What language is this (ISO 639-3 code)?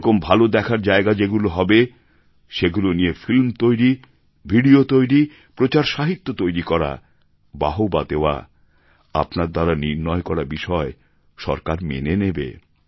ben